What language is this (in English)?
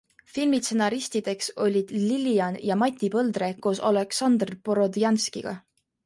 Estonian